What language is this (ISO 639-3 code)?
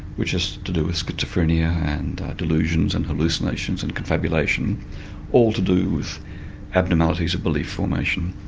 eng